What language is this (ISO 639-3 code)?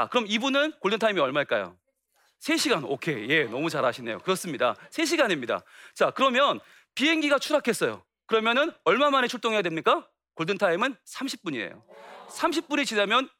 kor